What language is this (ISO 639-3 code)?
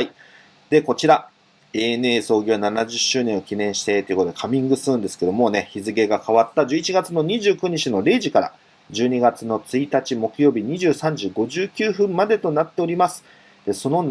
jpn